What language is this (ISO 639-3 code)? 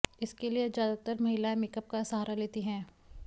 hin